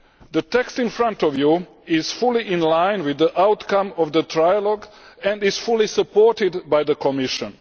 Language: English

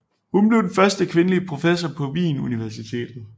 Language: Danish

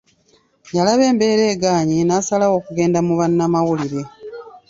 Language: Ganda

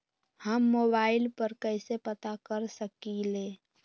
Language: Magahi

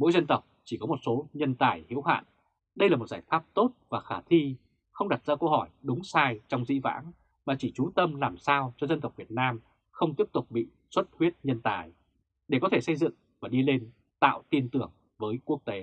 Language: Vietnamese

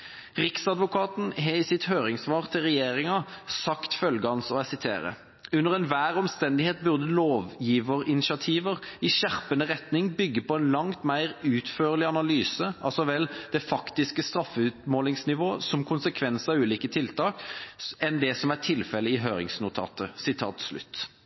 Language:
Norwegian Bokmål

